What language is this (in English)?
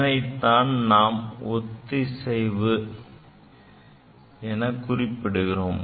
Tamil